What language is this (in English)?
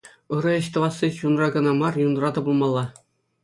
Chuvash